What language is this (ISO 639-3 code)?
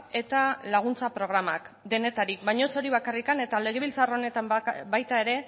eus